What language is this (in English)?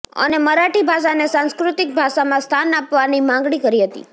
Gujarati